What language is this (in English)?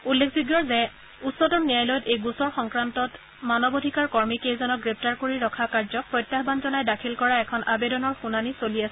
Assamese